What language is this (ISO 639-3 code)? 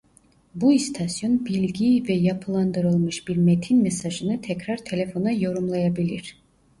tur